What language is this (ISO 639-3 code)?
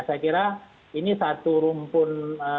ind